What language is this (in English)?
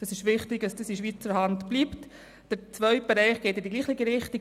Swiss German